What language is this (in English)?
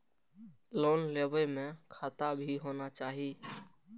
Maithili